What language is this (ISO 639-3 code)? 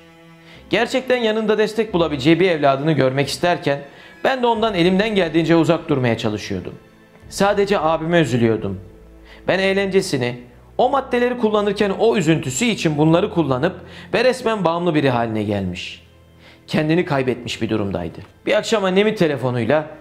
tur